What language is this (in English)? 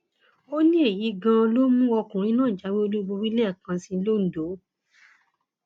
Yoruba